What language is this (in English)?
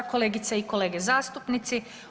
Croatian